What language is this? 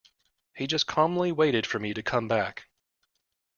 English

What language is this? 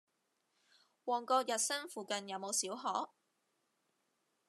Cantonese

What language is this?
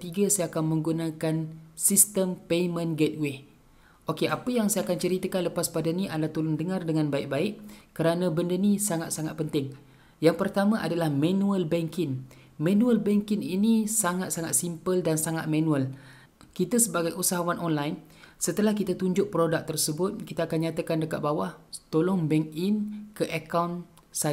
Malay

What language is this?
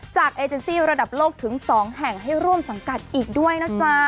Thai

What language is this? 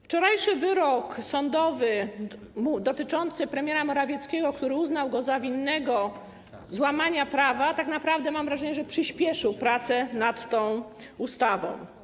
Polish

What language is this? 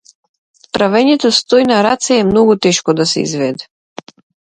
Macedonian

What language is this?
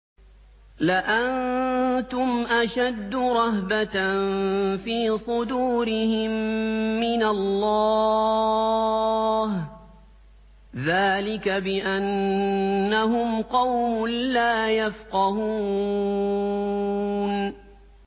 Arabic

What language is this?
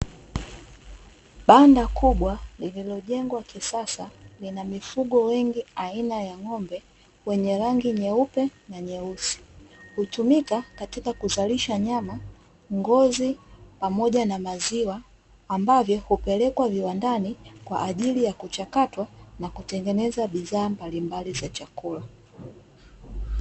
Swahili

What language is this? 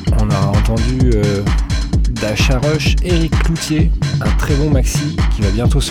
French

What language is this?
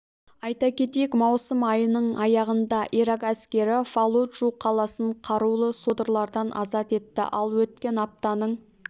Kazakh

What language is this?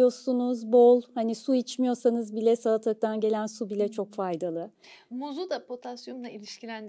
Turkish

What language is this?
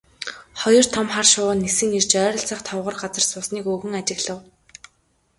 Mongolian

